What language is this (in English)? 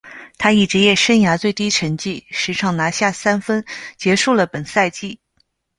Chinese